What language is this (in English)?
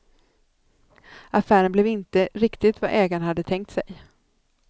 Swedish